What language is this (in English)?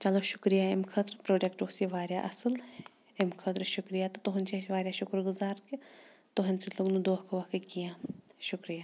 Kashmiri